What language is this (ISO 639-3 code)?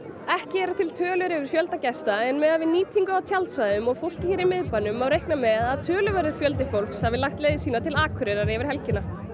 isl